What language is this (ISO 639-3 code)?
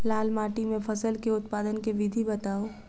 mai